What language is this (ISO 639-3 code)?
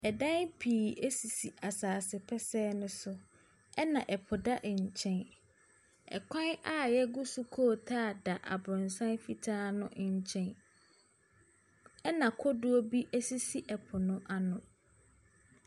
aka